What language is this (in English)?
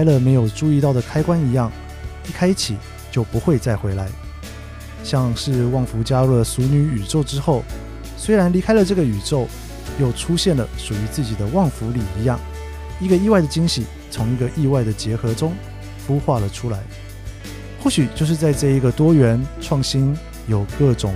Chinese